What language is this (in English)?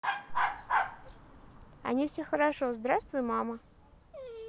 Russian